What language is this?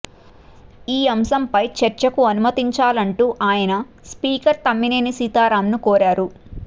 Telugu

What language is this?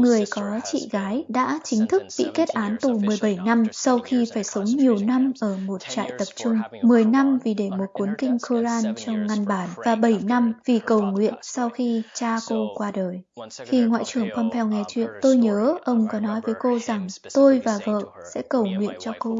Vietnamese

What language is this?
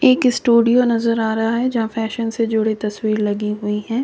Hindi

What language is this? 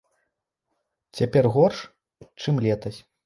Belarusian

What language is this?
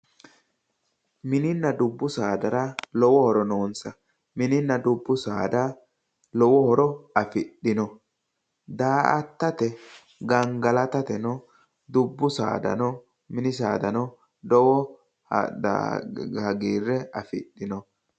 Sidamo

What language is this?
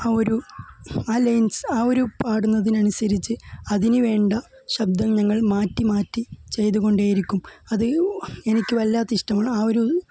Malayalam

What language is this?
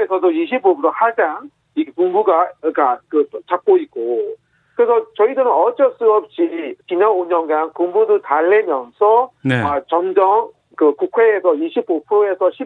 Korean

